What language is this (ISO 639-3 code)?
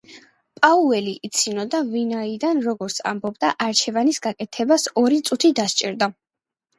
kat